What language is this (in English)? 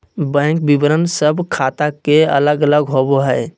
Magahi